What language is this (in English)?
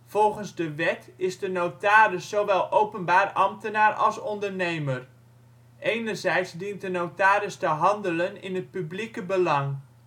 Dutch